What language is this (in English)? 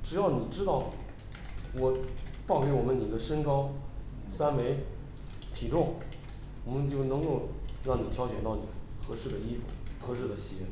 Chinese